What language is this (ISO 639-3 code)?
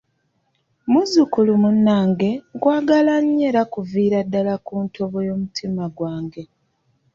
lug